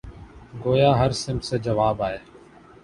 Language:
Urdu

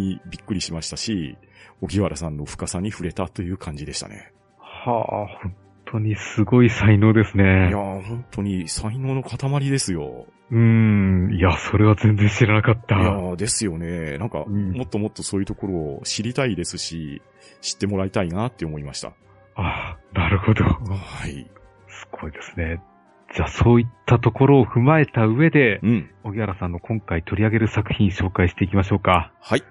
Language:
Japanese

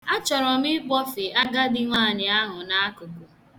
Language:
Igbo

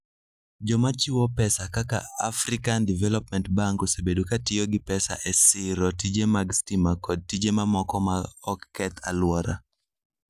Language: Luo (Kenya and Tanzania)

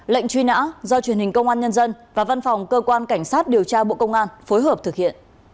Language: Vietnamese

